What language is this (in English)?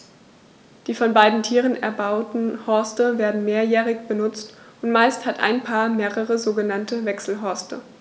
German